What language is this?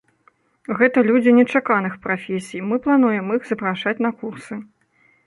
Belarusian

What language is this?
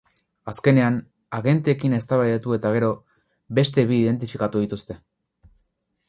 Basque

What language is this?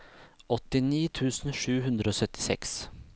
Norwegian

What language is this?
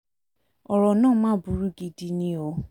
Yoruba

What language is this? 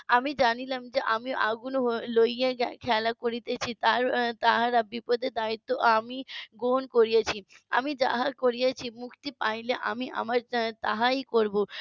Bangla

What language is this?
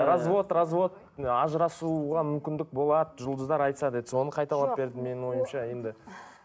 Kazakh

